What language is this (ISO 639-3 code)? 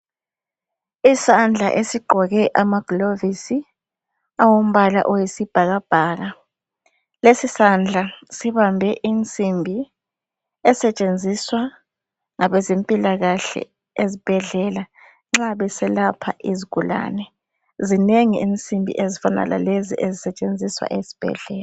nde